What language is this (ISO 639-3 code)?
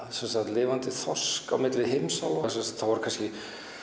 isl